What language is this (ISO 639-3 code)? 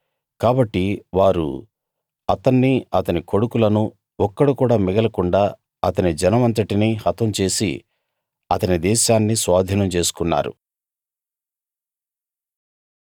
tel